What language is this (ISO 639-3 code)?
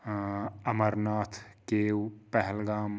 kas